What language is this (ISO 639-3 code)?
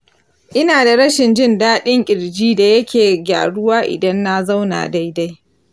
hau